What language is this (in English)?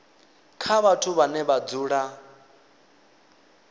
Venda